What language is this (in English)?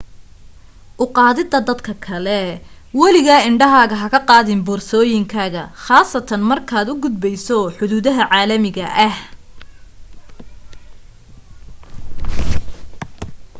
Somali